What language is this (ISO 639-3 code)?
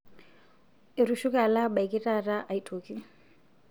mas